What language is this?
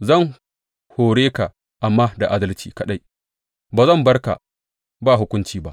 Hausa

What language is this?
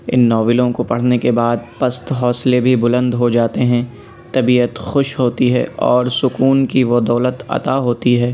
Urdu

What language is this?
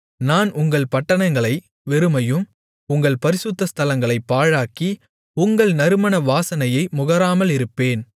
Tamil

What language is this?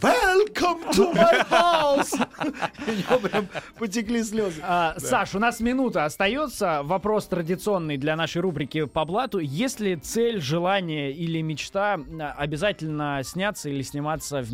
Russian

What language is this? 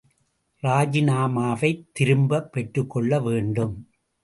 Tamil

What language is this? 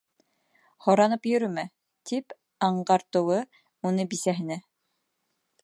Bashkir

